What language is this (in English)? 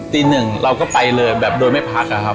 Thai